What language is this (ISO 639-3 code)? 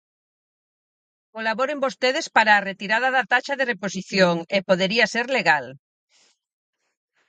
glg